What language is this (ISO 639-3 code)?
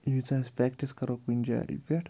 kas